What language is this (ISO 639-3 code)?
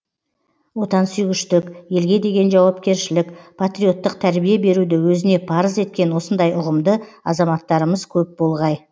kaz